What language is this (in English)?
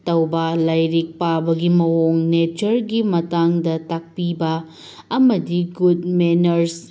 Manipuri